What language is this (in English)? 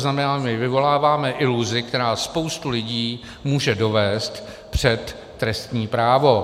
Czech